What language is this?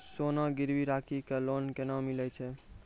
Maithili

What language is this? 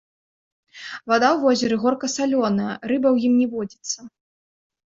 Belarusian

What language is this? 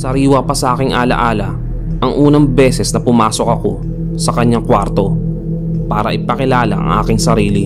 Filipino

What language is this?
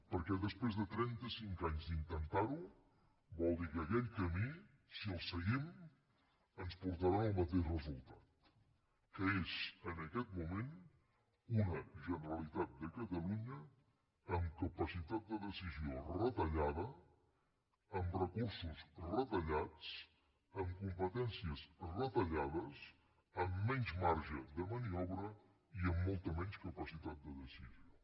Catalan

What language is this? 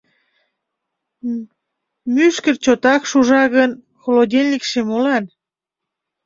Mari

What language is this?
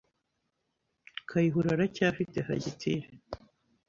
Kinyarwanda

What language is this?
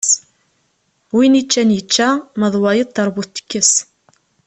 Kabyle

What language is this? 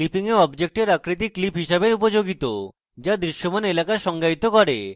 Bangla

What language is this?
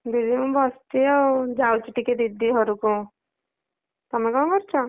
Odia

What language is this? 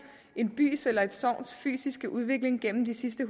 Danish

